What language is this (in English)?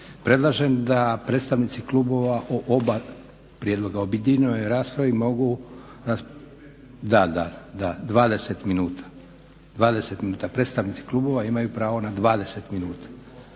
Croatian